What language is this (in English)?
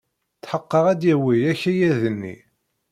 Kabyle